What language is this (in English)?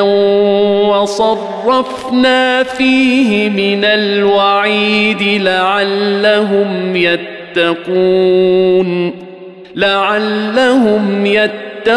Arabic